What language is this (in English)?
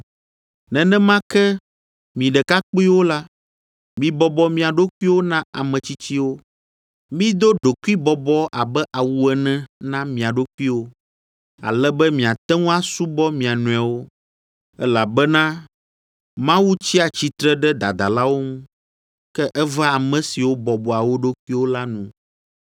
Ewe